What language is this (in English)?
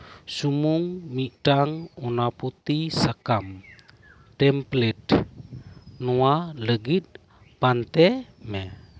Santali